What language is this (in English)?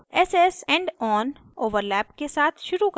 Hindi